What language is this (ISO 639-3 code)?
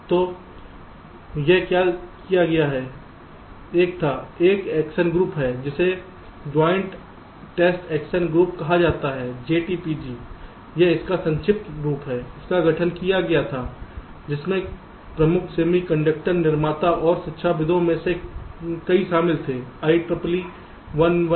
hin